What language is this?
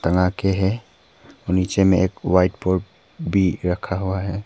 Hindi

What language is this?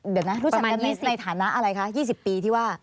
Thai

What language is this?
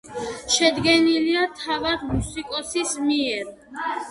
Georgian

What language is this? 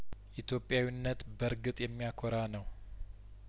Amharic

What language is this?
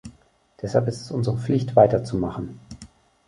German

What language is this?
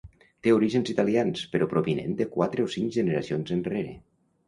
Catalan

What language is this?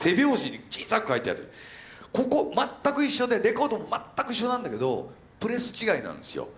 Japanese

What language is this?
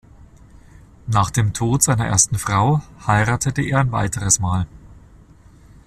German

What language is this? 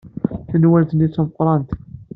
Kabyle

